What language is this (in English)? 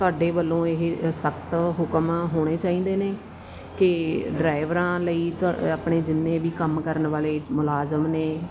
Punjabi